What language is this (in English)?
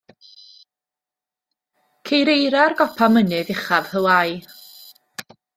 Welsh